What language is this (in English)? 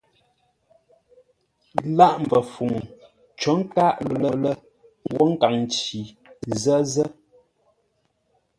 Ngombale